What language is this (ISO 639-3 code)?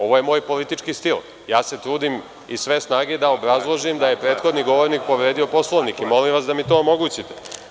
srp